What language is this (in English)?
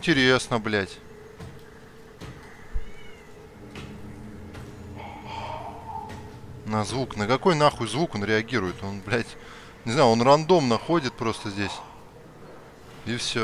Russian